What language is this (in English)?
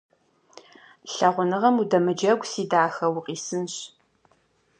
Kabardian